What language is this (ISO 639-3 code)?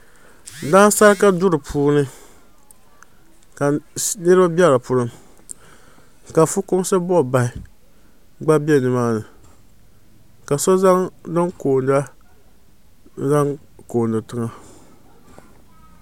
dag